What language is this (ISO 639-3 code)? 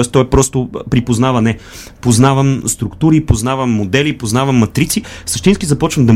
bul